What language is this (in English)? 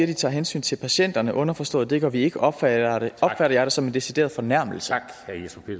Danish